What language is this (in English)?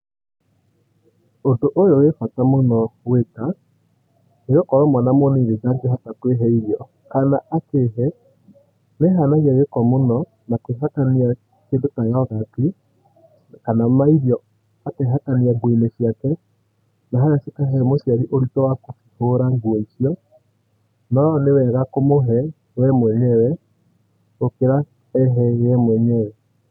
Kikuyu